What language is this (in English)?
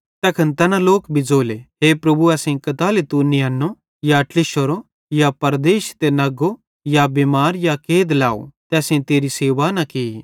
Bhadrawahi